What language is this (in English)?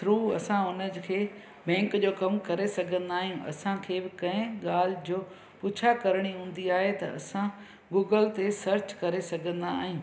Sindhi